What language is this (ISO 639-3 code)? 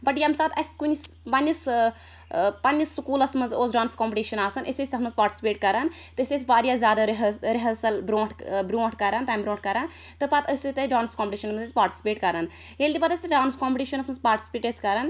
kas